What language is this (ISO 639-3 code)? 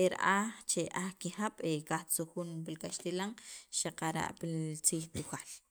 quv